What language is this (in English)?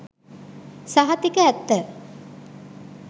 Sinhala